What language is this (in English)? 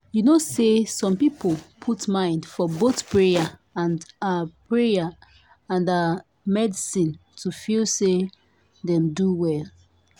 Nigerian Pidgin